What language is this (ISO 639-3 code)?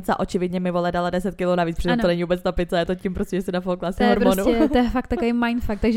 ces